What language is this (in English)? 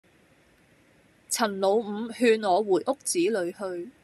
Cantonese